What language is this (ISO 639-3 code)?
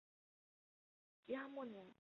zho